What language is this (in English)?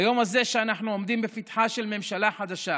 Hebrew